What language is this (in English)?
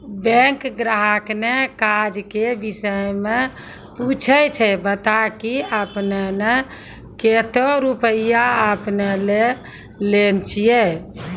Maithili